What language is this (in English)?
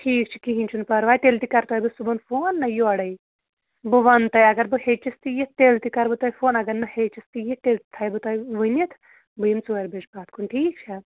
Kashmiri